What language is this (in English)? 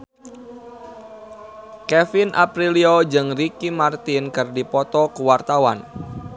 Sundanese